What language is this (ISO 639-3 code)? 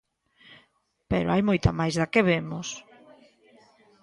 glg